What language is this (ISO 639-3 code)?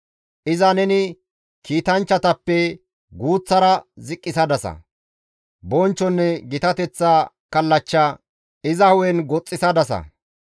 gmv